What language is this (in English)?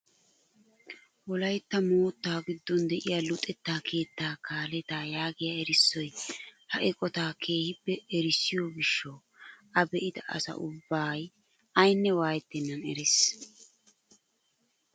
Wolaytta